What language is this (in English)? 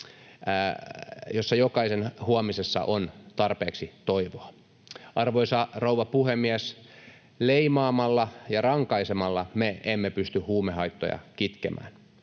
Finnish